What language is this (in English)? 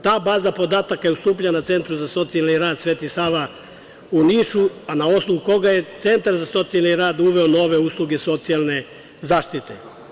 Serbian